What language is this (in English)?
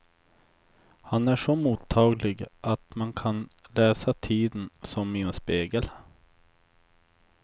Swedish